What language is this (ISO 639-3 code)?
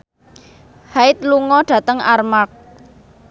jav